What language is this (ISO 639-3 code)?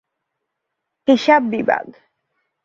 ben